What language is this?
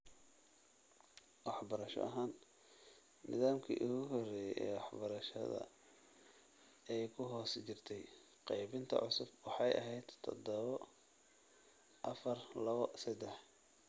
Somali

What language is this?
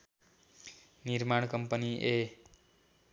Nepali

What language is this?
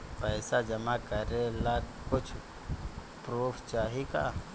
Bhojpuri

